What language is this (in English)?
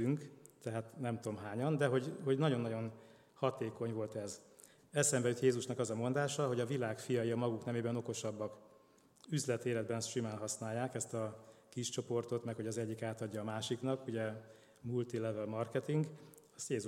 Hungarian